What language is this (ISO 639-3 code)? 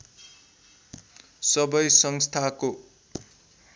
nep